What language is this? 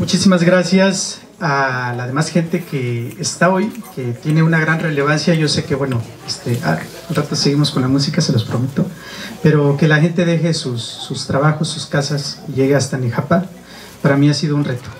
Spanish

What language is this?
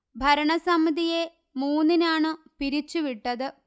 Malayalam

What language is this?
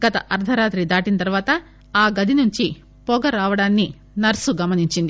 Telugu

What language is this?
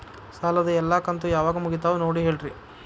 Kannada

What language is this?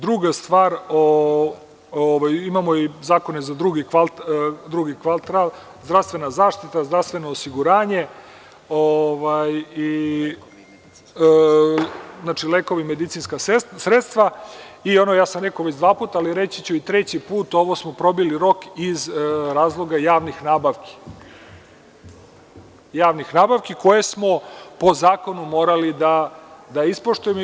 Serbian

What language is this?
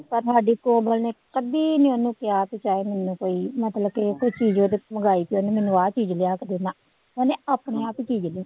Punjabi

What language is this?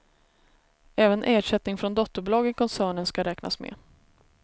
Swedish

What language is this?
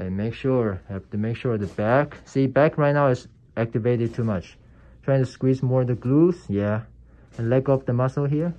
English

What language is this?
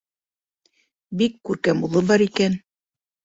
Bashkir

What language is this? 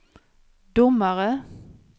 Swedish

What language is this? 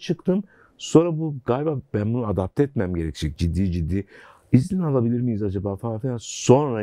Turkish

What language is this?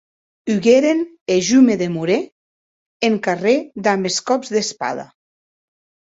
Occitan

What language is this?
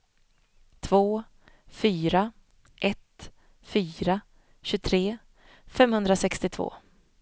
Swedish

